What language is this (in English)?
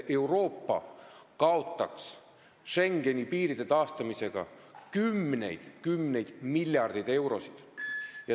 Estonian